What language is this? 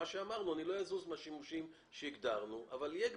Hebrew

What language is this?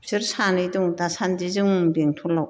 Bodo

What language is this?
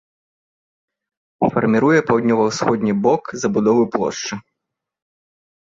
Belarusian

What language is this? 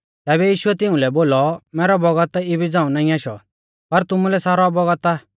Mahasu Pahari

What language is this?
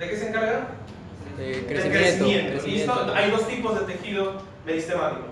Spanish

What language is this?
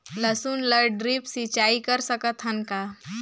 Chhattisgarhi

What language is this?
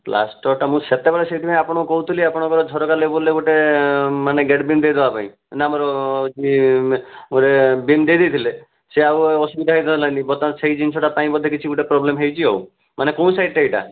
Odia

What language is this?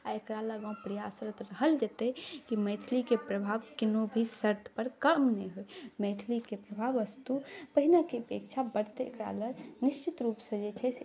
Maithili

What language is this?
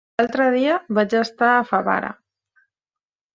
Catalan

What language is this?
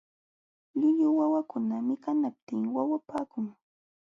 Jauja Wanca Quechua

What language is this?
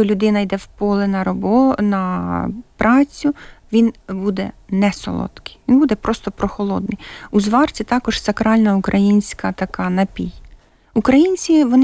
Ukrainian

